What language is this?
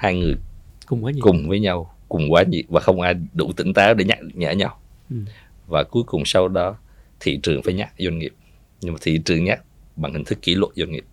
Vietnamese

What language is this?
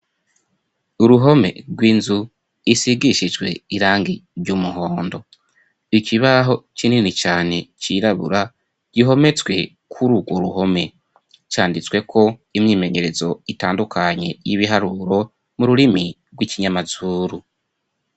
Rundi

